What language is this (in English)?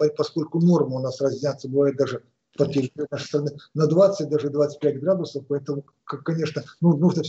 Russian